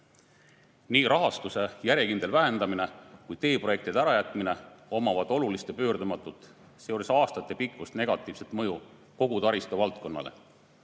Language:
Estonian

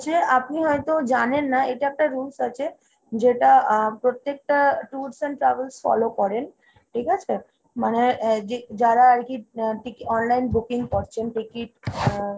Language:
Bangla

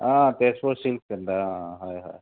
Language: Assamese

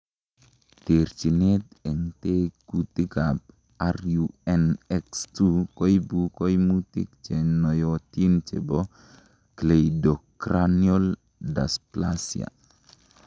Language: Kalenjin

